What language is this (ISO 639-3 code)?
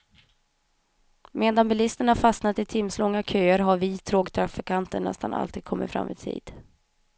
swe